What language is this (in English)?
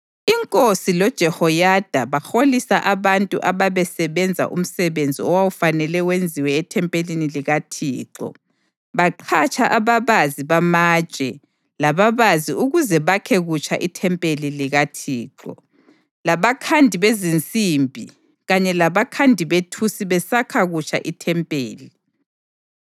North Ndebele